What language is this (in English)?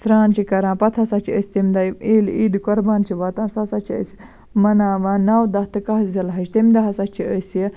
Kashmiri